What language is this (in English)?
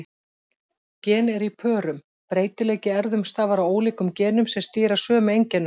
Icelandic